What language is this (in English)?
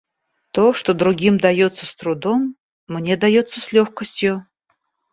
Russian